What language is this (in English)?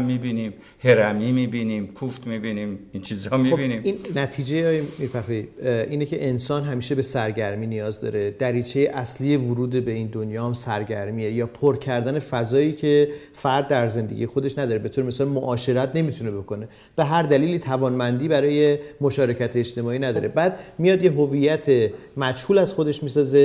Persian